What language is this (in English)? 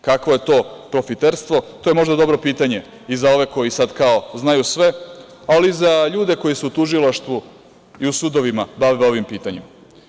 Serbian